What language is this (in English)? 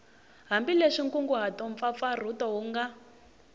Tsonga